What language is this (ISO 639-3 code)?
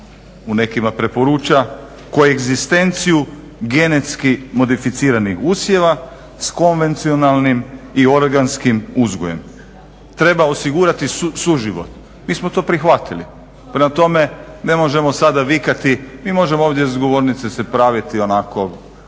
hrv